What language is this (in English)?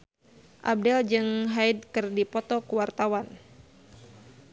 Sundanese